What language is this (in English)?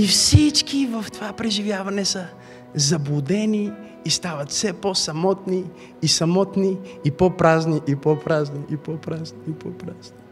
Bulgarian